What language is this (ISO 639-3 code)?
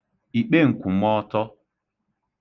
ibo